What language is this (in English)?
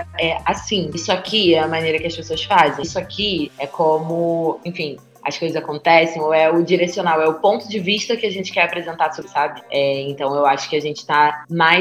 Portuguese